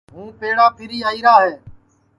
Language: Sansi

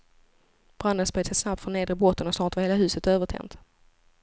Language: Swedish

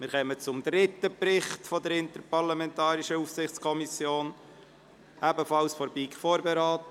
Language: Swiss German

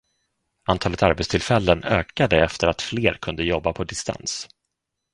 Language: Swedish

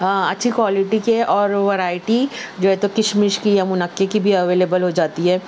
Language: Urdu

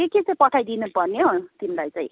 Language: Nepali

